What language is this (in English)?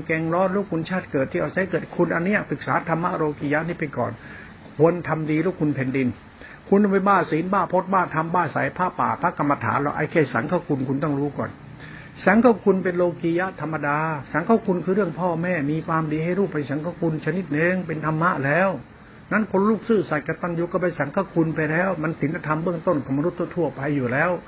Thai